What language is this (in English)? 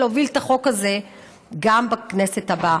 Hebrew